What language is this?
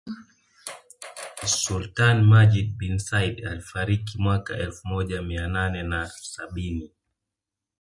Swahili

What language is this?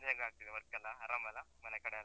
Kannada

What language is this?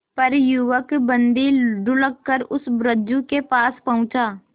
Hindi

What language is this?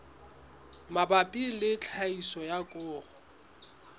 Southern Sotho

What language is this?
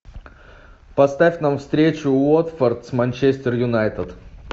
Russian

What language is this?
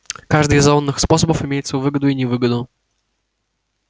Russian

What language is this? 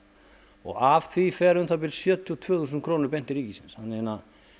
Icelandic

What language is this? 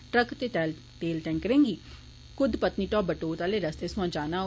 Dogri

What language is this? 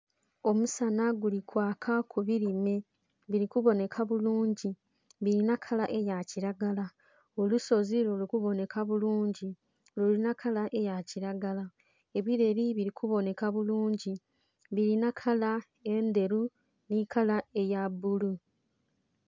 Soga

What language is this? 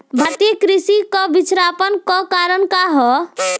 Bhojpuri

